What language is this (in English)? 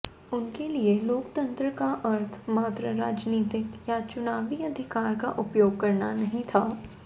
Hindi